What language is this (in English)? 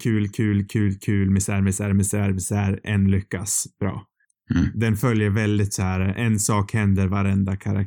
Swedish